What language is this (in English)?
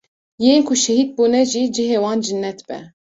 Kurdish